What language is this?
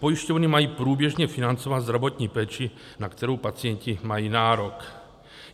Czech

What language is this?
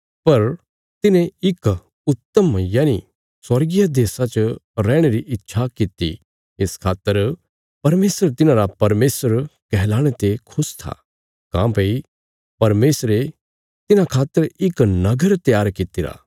Bilaspuri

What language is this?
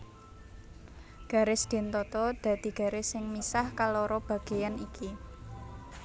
Javanese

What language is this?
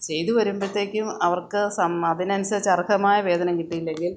Malayalam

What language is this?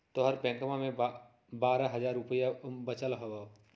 Magahi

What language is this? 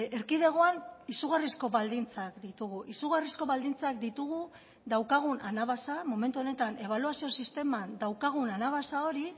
Basque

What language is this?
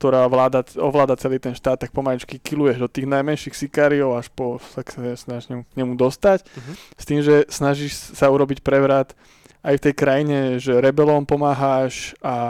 Slovak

